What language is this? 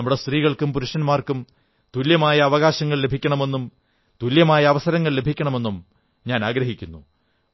Malayalam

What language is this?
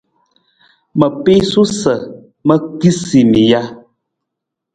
Nawdm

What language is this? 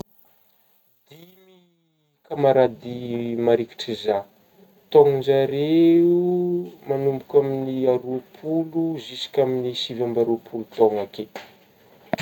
Northern Betsimisaraka Malagasy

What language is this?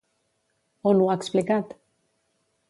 Catalan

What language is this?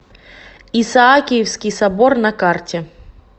Russian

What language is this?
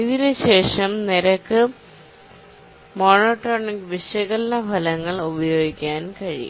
Malayalam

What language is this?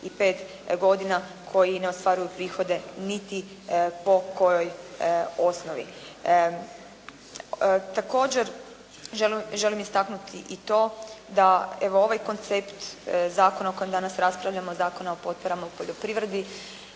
Croatian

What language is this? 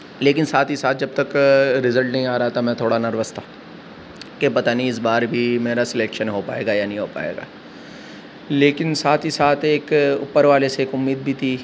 Urdu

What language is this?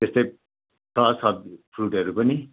Nepali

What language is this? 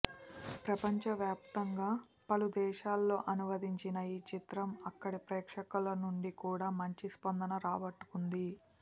Telugu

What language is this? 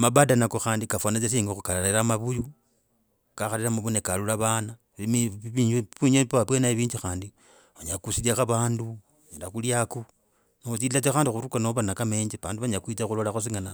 Logooli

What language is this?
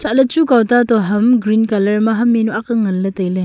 Wancho Naga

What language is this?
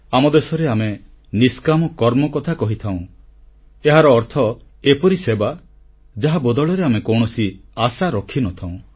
Odia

